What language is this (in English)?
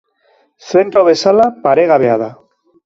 Basque